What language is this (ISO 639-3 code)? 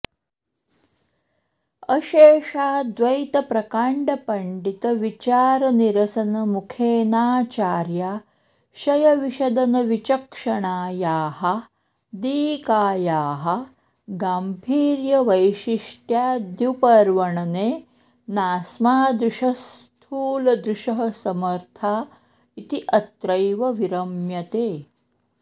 san